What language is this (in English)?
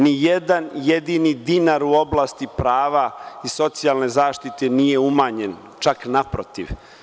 Serbian